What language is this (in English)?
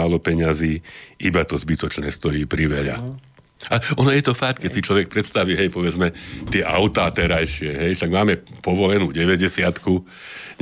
Slovak